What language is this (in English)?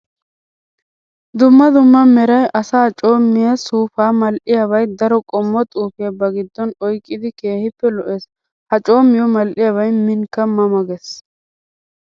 Wolaytta